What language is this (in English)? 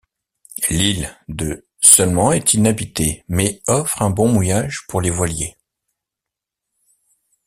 French